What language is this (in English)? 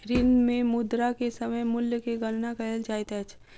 Maithili